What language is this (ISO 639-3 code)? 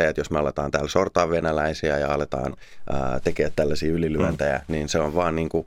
fin